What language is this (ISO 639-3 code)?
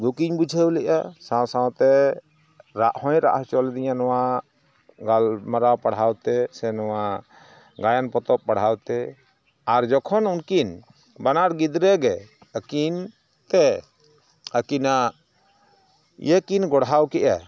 sat